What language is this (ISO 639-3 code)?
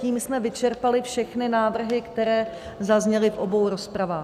ces